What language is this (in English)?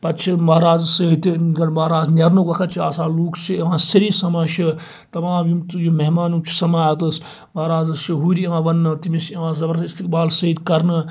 Kashmiri